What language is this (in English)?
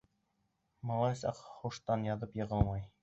Bashkir